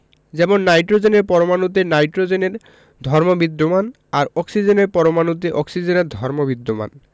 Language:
Bangla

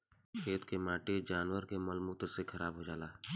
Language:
Bhojpuri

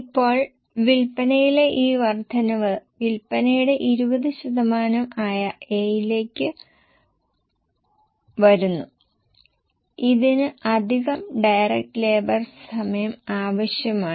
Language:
Malayalam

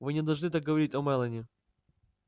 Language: Russian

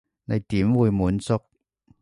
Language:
Cantonese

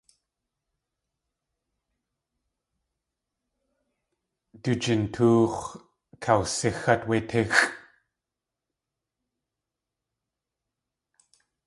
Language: Tlingit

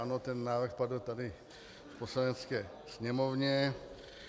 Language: Czech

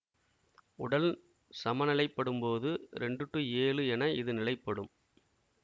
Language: Tamil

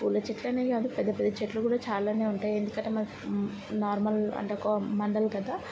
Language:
Telugu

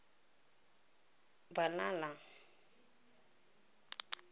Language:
Tswana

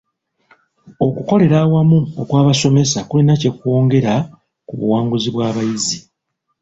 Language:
Ganda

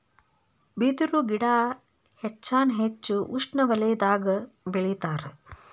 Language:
Kannada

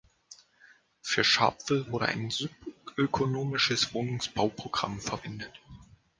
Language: German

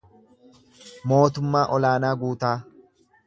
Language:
Oromo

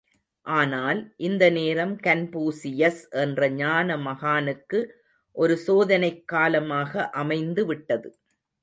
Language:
Tamil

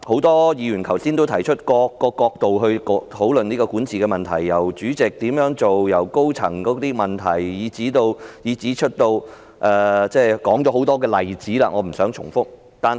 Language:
Cantonese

